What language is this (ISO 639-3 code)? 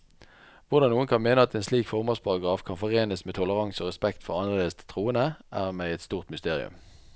nor